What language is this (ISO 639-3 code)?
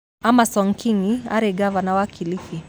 kik